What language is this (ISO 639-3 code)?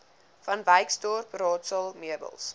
afr